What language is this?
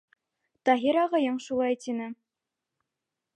Bashkir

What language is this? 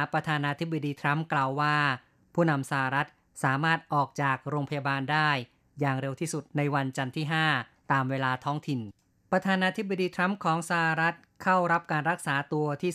Thai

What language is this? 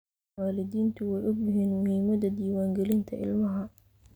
Somali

